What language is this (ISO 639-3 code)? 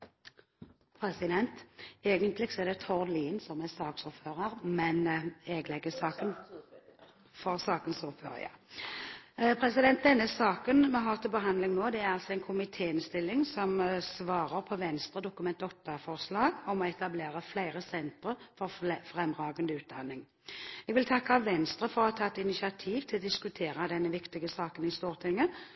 nob